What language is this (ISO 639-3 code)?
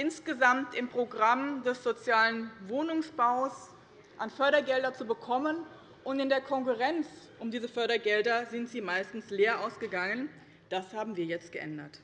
deu